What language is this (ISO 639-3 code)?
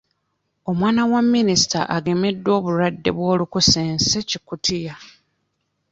lug